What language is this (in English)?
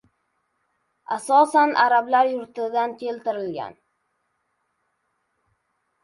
Uzbek